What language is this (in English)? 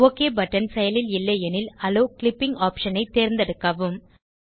Tamil